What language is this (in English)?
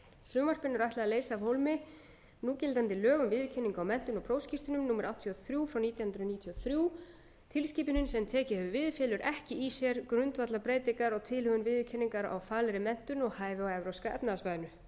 Icelandic